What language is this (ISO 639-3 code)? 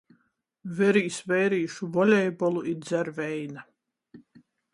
ltg